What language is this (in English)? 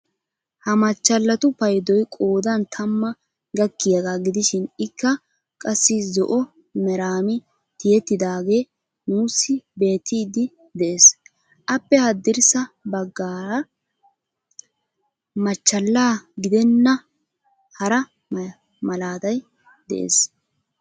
Wolaytta